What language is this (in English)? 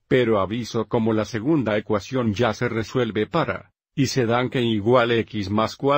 Spanish